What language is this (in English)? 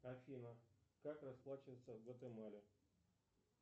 Russian